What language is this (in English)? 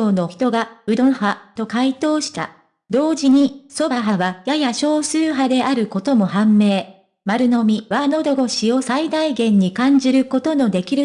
Japanese